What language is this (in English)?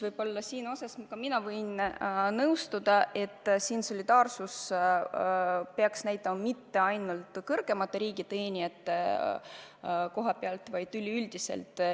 Estonian